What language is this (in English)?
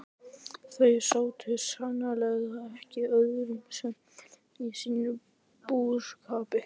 Icelandic